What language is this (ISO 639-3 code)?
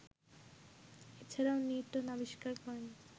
ben